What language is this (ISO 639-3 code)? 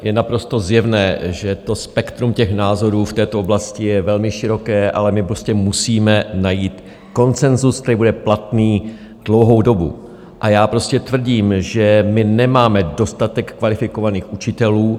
ces